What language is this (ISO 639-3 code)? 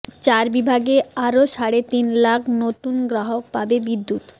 ben